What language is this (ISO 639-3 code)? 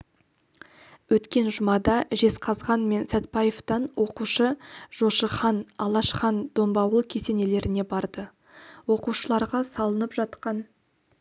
kaz